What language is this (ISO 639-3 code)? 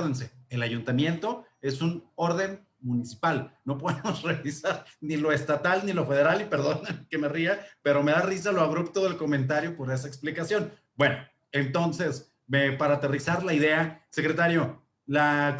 spa